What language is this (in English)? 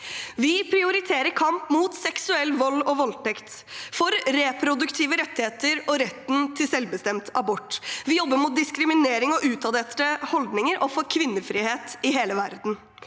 Norwegian